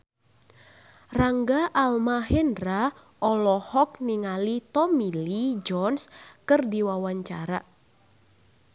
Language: Sundanese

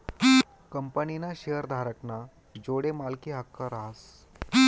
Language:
Marathi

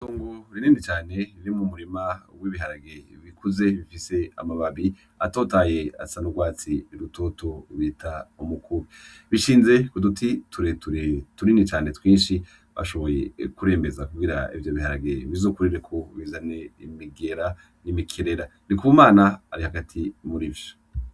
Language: Rundi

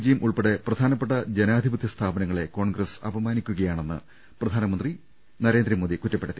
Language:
Malayalam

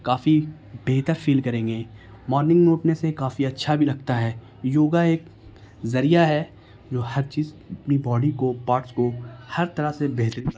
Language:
Urdu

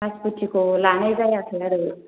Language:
Bodo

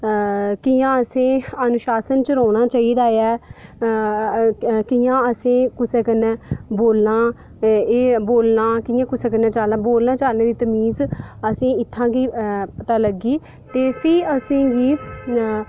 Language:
Dogri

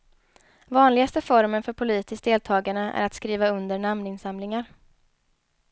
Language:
Swedish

